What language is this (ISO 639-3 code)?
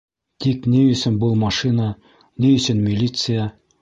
bak